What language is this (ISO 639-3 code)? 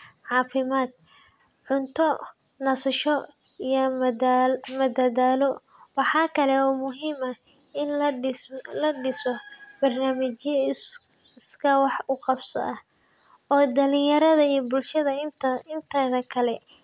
som